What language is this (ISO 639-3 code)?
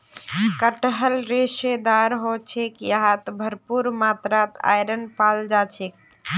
mag